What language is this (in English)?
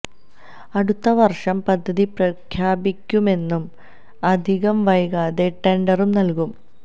Malayalam